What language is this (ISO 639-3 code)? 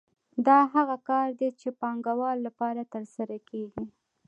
pus